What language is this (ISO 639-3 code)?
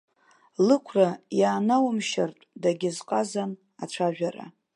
abk